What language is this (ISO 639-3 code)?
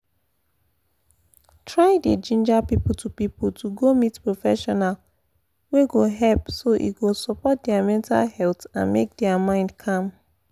pcm